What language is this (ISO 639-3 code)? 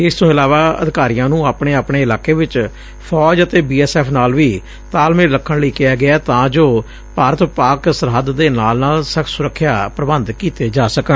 pan